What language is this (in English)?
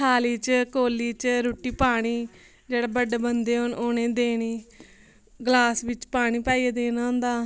Dogri